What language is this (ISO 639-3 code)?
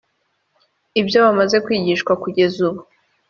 kin